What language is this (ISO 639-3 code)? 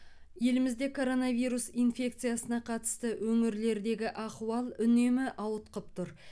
kaz